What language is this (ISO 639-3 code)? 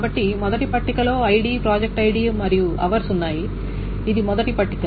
tel